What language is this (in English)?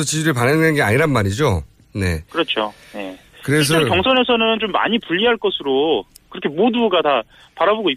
Korean